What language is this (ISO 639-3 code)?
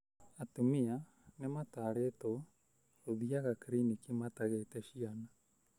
kik